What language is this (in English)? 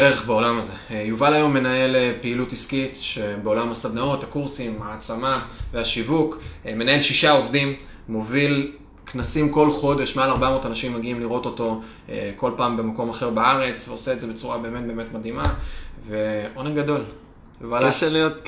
Hebrew